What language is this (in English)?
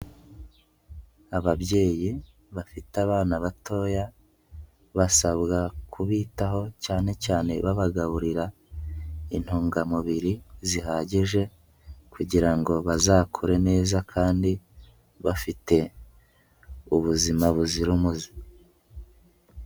Kinyarwanda